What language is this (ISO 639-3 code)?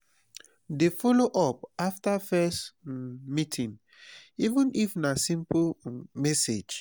pcm